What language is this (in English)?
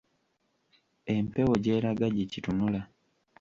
Ganda